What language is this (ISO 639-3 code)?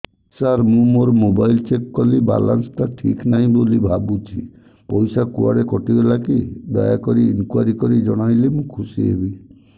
ori